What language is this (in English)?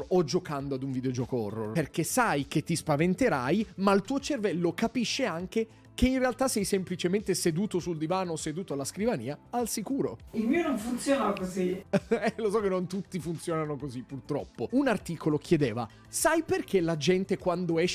Italian